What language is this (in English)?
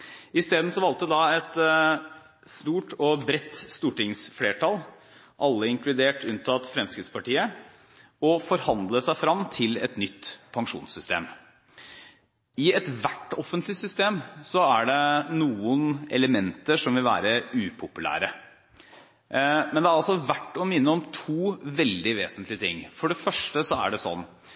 Norwegian Bokmål